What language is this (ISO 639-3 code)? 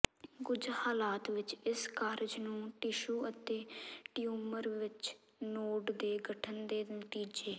pan